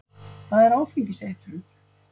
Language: Icelandic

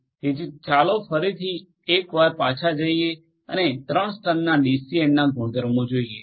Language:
Gujarati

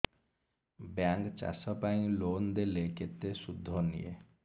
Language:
Odia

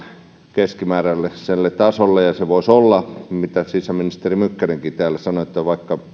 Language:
Finnish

